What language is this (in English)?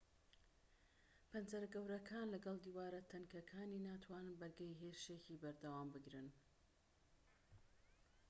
Central Kurdish